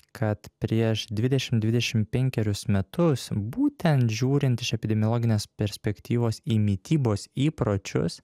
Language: Lithuanian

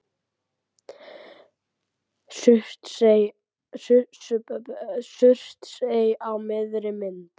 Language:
Icelandic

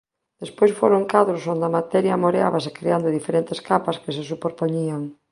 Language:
Galician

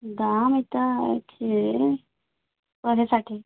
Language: Odia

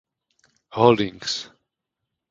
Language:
Czech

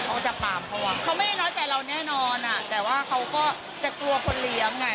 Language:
Thai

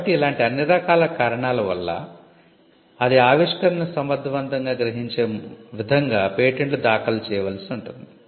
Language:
Telugu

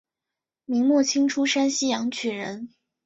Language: Chinese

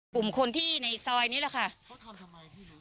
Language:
Thai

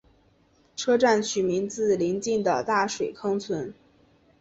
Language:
Chinese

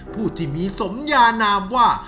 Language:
Thai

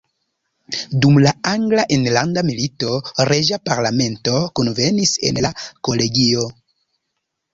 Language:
Esperanto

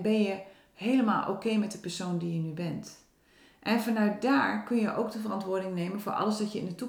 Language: Dutch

